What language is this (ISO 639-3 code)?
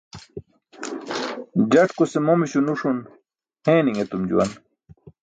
bsk